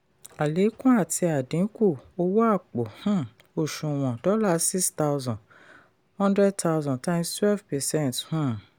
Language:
Yoruba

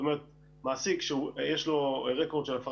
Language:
Hebrew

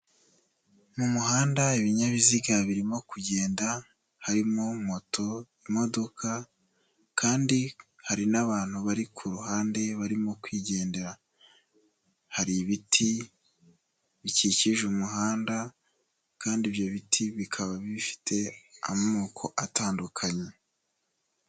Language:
Kinyarwanda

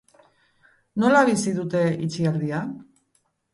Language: Basque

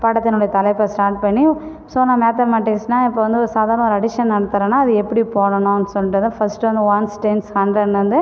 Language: Tamil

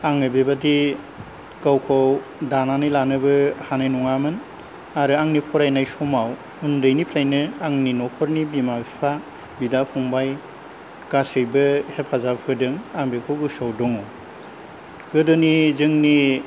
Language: Bodo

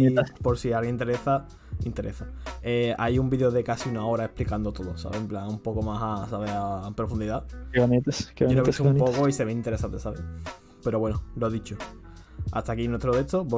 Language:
Spanish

